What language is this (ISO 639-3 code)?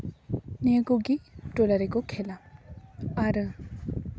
sat